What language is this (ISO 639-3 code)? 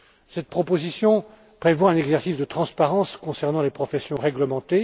fra